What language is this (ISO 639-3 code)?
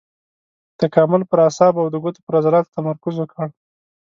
pus